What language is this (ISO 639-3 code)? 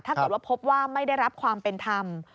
tha